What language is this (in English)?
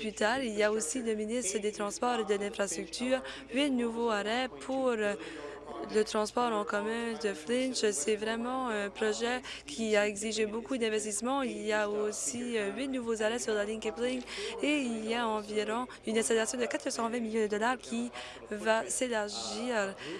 French